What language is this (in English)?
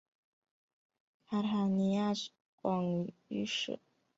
Chinese